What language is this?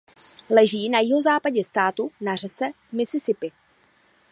Czech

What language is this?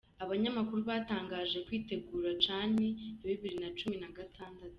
Kinyarwanda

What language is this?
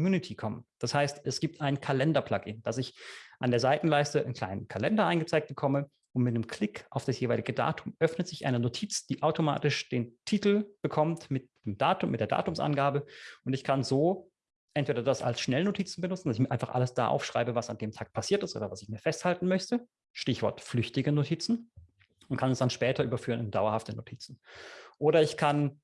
German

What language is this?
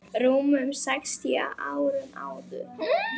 Icelandic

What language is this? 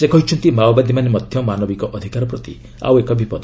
Odia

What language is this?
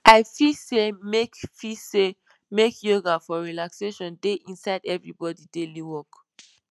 Nigerian Pidgin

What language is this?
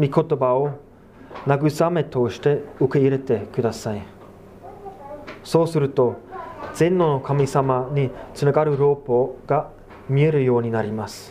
Japanese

